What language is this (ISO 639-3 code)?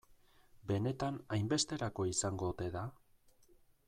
eus